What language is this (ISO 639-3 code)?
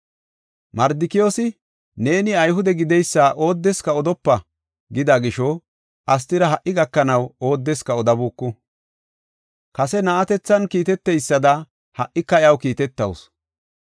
gof